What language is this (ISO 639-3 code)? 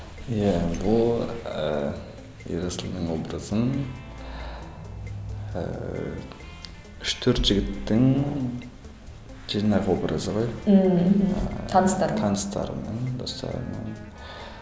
kaz